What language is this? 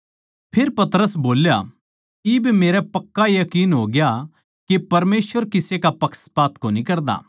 Haryanvi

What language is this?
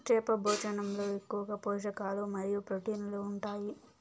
Telugu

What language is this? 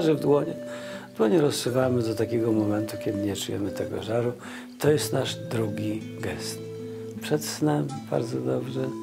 Polish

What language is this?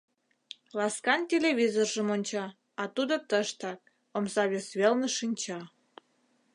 Mari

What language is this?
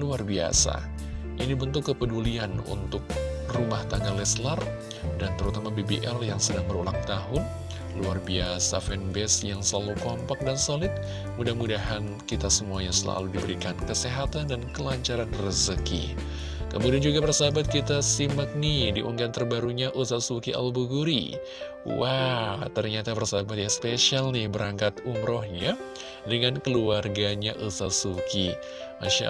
Indonesian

